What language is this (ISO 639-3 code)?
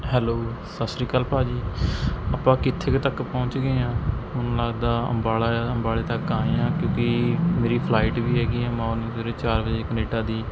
pan